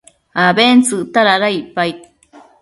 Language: Matsés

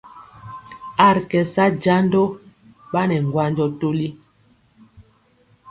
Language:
Mpiemo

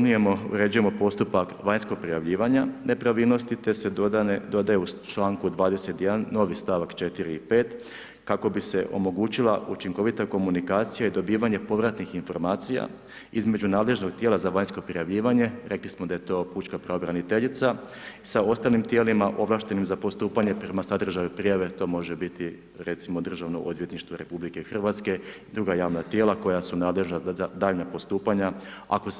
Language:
Croatian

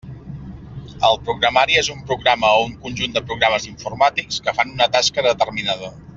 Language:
Catalan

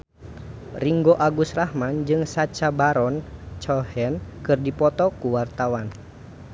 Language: Sundanese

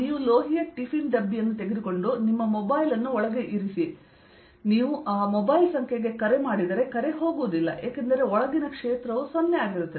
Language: Kannada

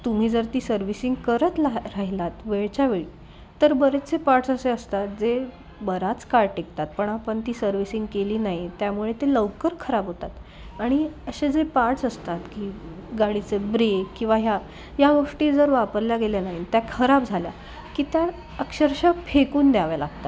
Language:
Marathi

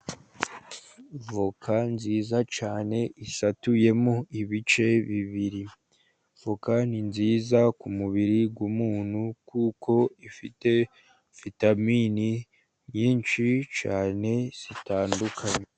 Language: Kinyarwanda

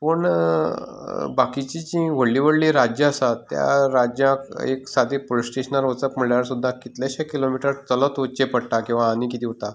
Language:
Konkani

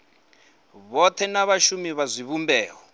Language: Venda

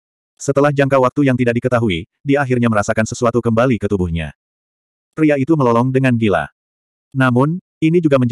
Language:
Indonesian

